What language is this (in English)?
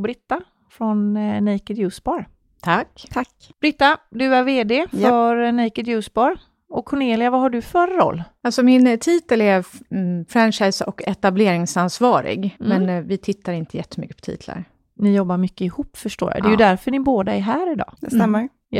Swedish